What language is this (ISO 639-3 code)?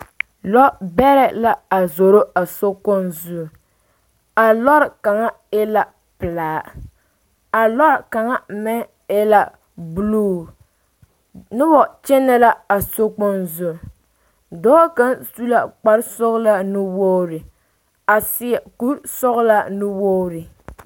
dga